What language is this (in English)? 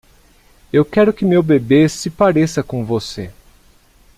Portuguese